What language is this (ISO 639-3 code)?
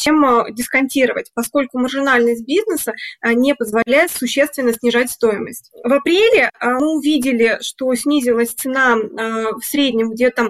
rus